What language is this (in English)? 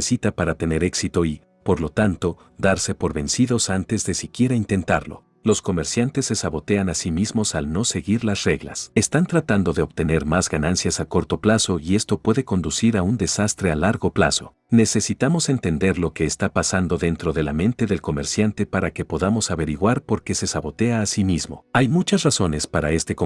Spanish